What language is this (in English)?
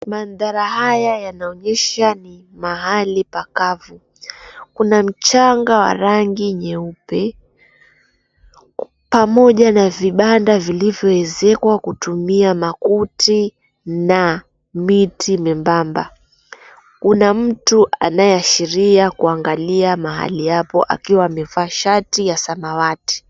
Swahili